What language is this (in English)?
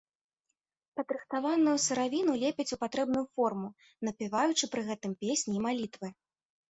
Belarusian